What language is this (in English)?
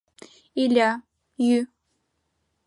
Mari